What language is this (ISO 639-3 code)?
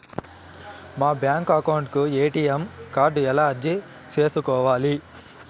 tel